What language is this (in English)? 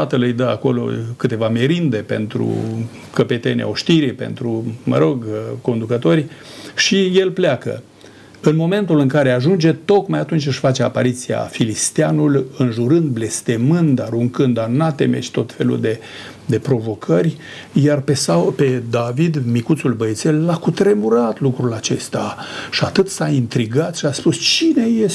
Romanian